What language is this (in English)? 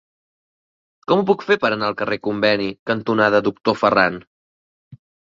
Catalan